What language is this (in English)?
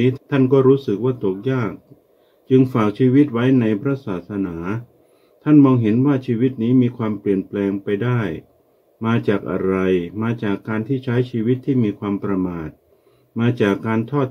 Thai